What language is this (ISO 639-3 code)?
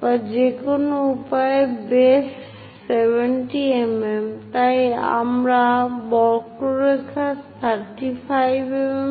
ben